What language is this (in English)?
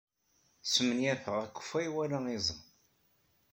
Kabyle